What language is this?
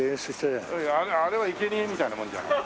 Japanese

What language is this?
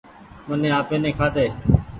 Goaria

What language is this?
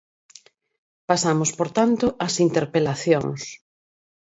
Galician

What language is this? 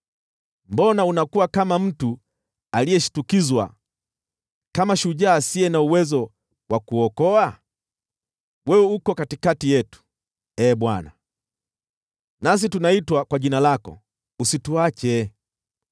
Swahili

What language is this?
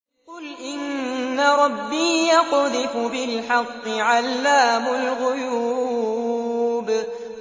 Arabic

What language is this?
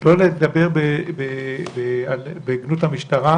Hebrew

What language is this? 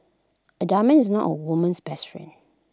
English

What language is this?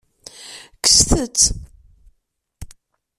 Kabyle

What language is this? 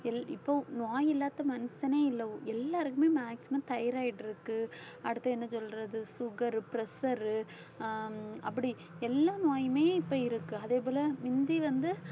Tamil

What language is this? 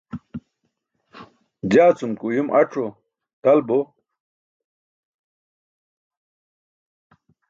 Burushaski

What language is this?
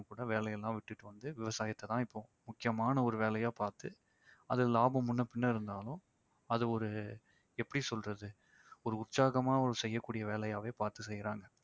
Tamil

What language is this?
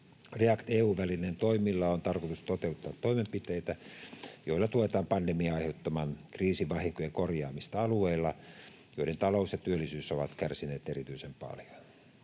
Finnish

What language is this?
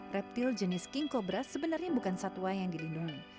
Indonesian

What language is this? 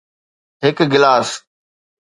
Sindhi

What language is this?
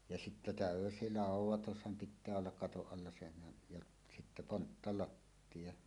Finnish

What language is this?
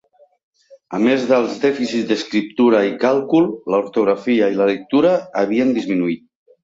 Catalan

